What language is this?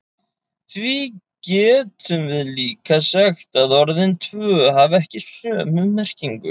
Icelandic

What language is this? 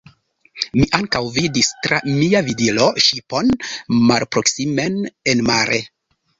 Esperanto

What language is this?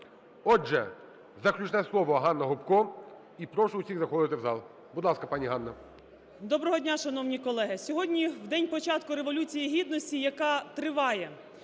Ukrainian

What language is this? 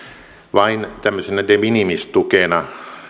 Finnish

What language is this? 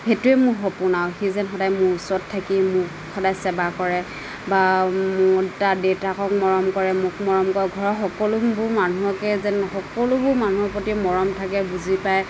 Assamese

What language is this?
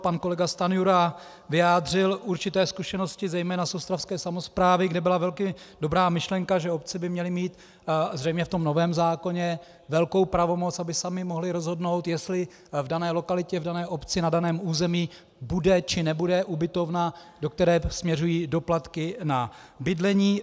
Czech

